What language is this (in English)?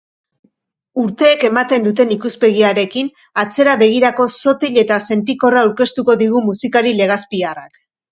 Basque